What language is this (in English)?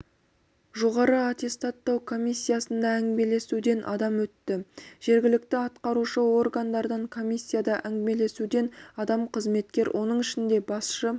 Kazakh